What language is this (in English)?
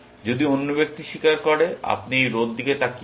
Bangla